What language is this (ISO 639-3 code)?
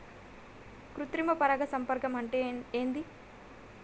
tel